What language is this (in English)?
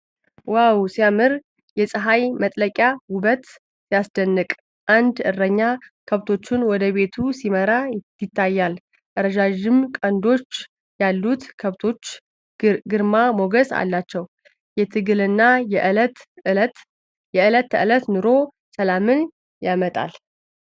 Amharic